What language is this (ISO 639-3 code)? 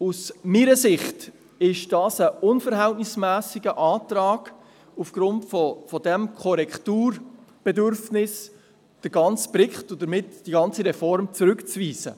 gsw